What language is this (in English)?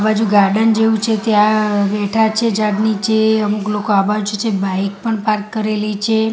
Gujarati